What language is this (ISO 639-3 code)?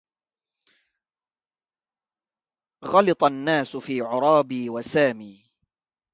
ara